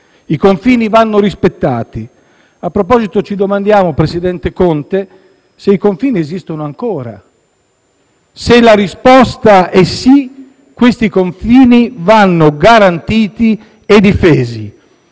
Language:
Italian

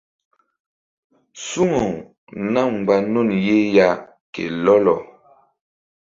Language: Mbum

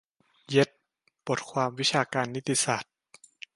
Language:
Thai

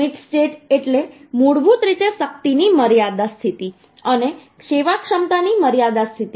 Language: Gujarati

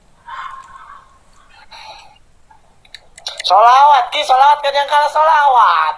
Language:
Indonesian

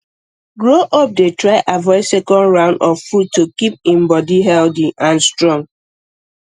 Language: Nigerian Pidgin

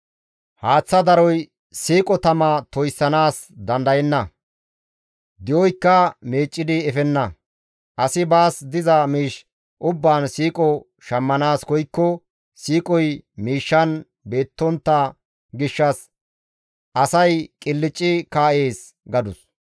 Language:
Gamo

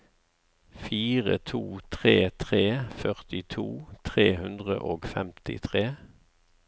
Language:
Norwegian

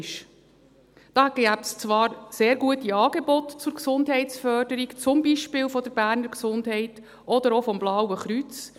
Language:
Swiss German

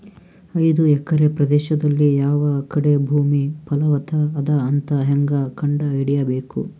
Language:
Kannada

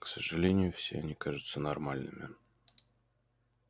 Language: Russian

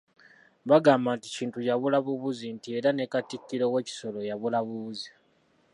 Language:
Ganda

